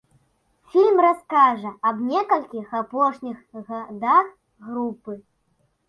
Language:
Belarusian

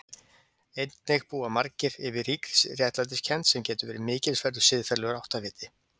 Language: Icelandic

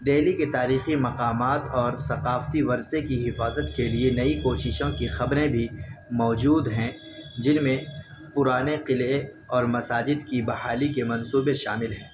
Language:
Urdu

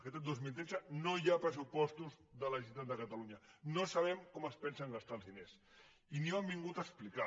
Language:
Catalan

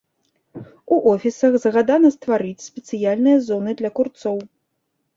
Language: Belarusian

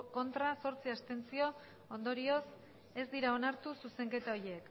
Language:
Basque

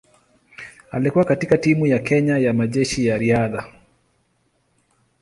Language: Swahili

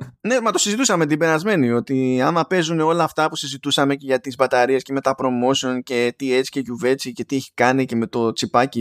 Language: Greek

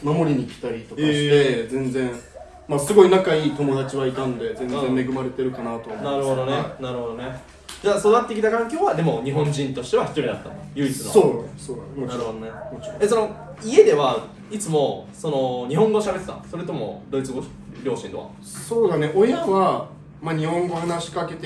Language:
Japanese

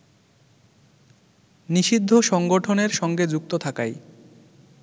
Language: Bangla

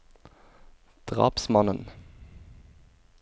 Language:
Norwegian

